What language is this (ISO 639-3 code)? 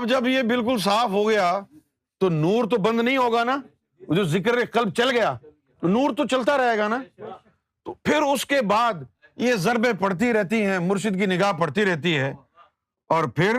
urd